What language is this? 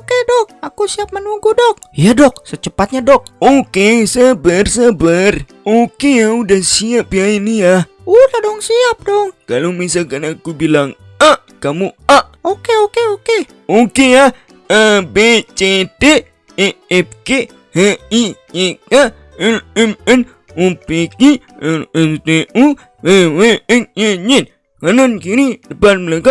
Indonesian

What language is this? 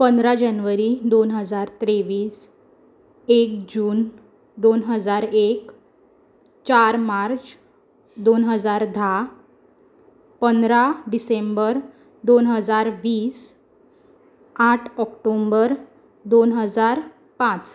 Konkani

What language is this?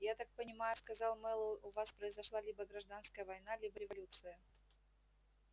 Russian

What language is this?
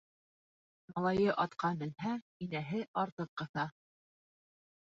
Bashkir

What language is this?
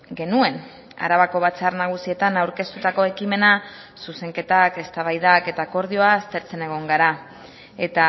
Basque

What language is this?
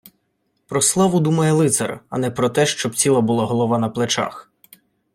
Ukrainian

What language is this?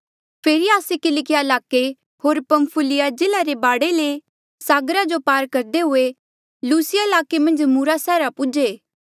Mandeali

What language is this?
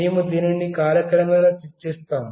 Telugu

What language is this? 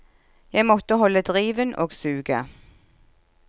Norwegian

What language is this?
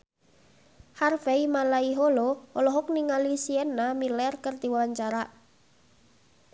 Sundanese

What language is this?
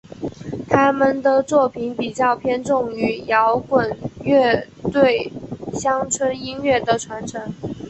Chinese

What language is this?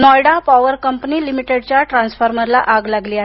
Marathi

